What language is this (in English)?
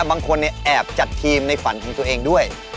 Thai